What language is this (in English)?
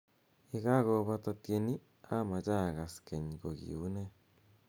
Kalenjin